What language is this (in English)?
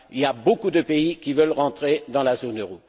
French